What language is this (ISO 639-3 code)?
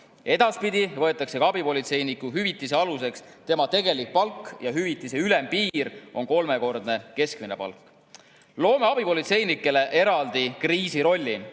est